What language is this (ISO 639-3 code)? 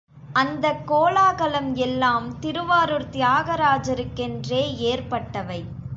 tam